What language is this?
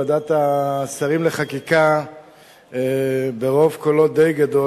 Hebrew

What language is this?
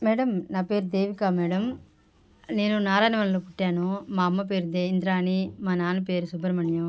Telugu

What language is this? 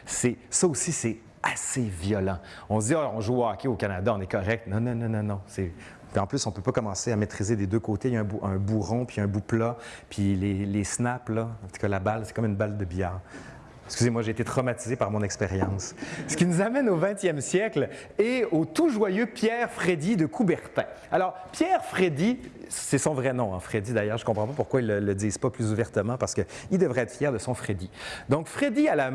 French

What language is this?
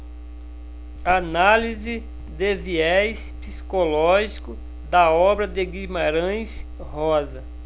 Portuguese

